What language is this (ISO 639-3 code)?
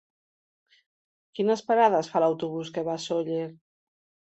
cat